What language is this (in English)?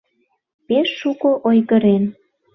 Mari